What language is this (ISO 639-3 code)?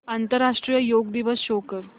mar